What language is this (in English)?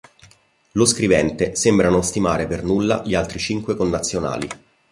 Italian